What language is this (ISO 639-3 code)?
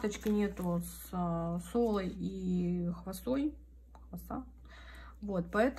rus